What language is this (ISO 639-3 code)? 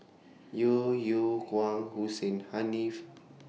eng